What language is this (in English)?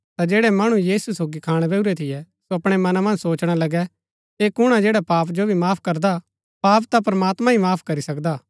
Gaddi